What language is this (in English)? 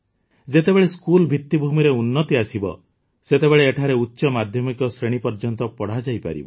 Odia